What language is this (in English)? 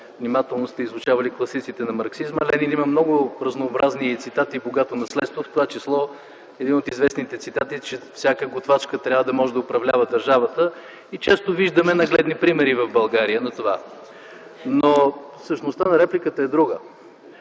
Bulgarian